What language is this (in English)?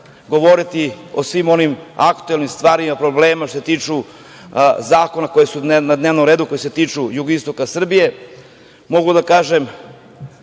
Serbian